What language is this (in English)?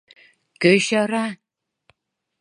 Mari